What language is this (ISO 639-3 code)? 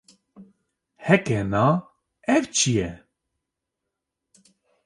kur